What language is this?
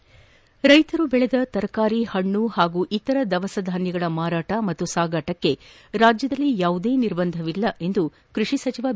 Kannada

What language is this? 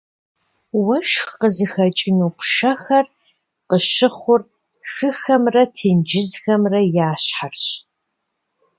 Kabardian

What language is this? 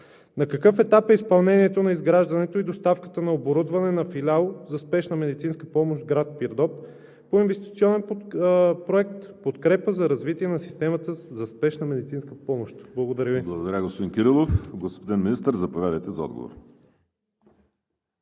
Bulgarian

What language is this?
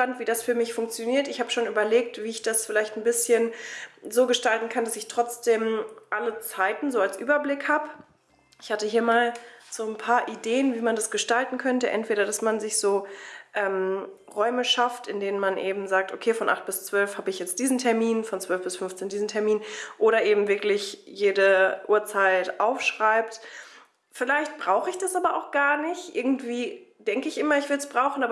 German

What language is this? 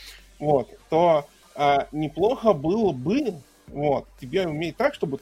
Russian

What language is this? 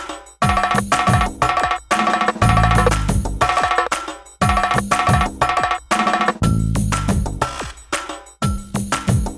Malayalam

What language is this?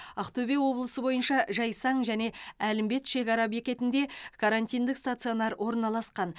Kazakh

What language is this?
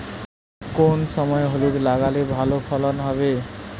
Bangla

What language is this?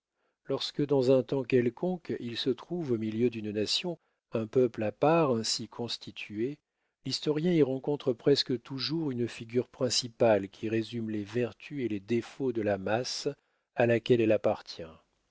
French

